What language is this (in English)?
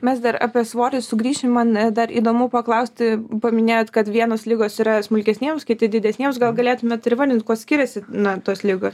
Lithuanian